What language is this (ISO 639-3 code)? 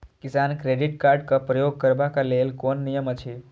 mai